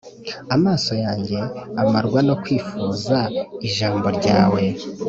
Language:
Kinyarwanda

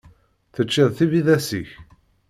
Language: Kabyle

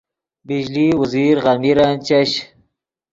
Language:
Yidgha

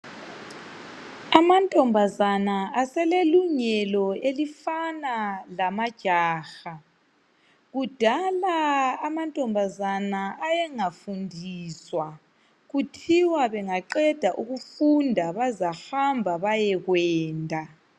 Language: North Ndebele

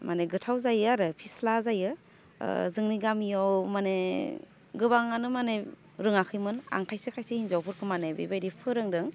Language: Bodo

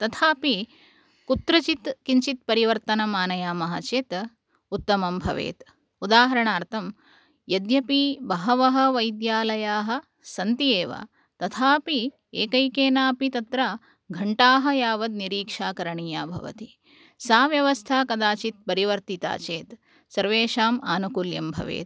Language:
Sanskrit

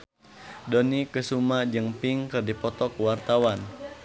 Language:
Sundanese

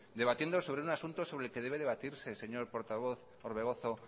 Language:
Spanish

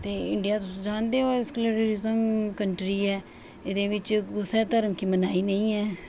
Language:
Dogri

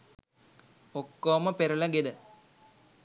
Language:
Sinhala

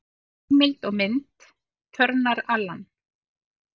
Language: Icelandic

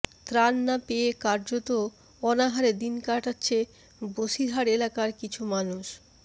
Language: Bangla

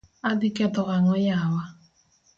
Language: Luo (Kenya and Tanzania)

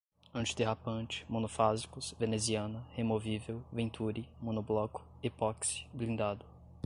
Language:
Portuguese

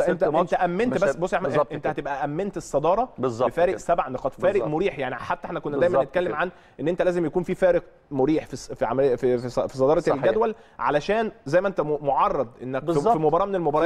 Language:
Arabic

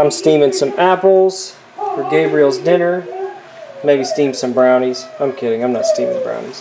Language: English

